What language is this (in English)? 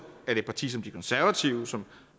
Danish